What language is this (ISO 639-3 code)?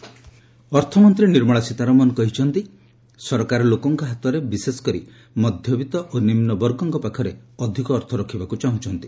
ori